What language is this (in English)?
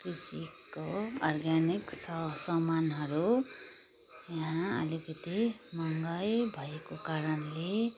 Nepali